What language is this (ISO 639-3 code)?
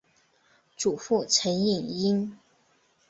zho